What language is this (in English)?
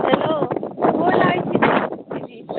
Maithili